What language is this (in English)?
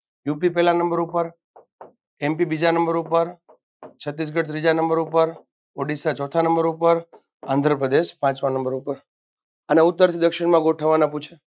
Gujarati